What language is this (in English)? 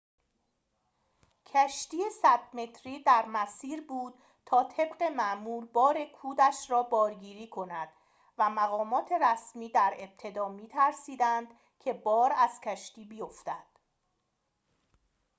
Persian